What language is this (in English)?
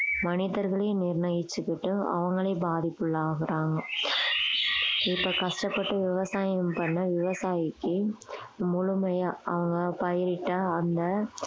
Tamil